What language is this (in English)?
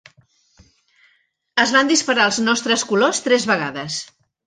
Catalan